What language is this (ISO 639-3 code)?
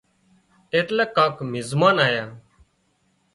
kxp